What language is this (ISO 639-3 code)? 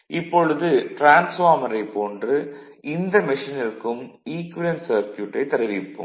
tam